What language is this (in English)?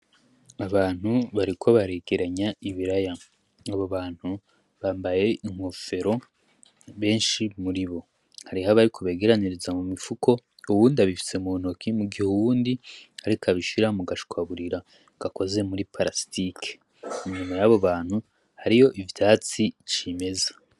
Rundi